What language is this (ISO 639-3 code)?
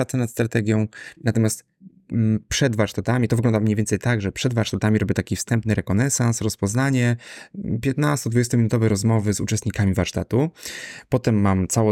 pol